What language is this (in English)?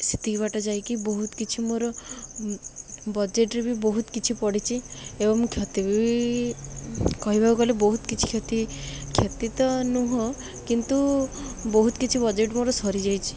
Odia